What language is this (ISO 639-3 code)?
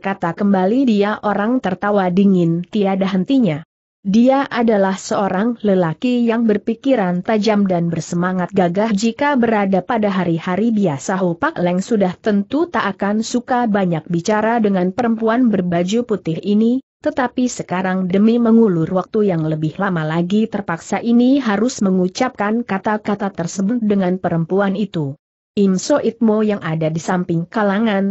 ind